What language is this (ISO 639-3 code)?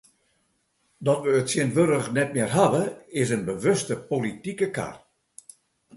fry